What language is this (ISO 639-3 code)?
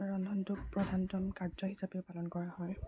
asm